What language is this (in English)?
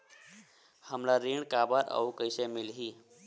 Chhattisgarhi